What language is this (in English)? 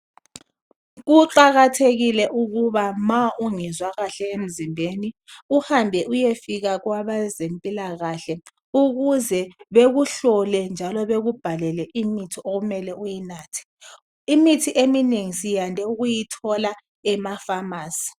North Ndebele